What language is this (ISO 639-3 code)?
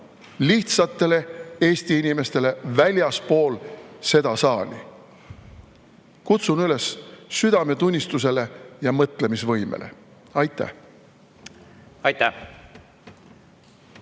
est